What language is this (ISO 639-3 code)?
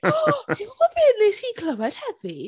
cym